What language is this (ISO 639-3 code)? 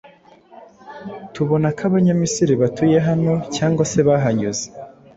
kin